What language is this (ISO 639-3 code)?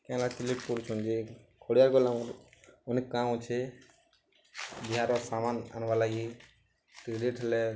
ori